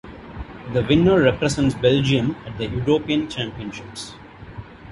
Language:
English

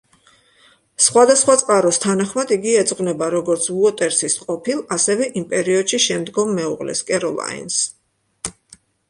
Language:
Georgian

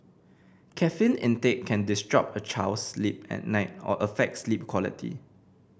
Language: English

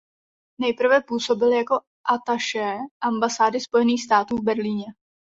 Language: Czech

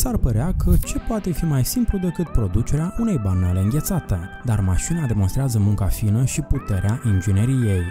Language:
Romanian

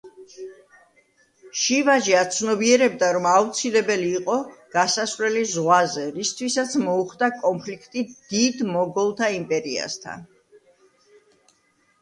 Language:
Georgian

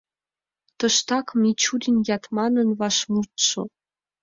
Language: Mari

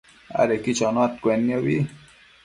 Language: Matsés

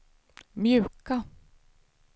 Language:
Swedish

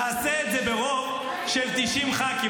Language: Hebrew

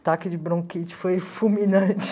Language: Portuguese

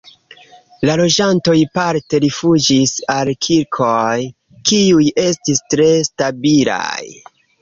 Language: Esperanto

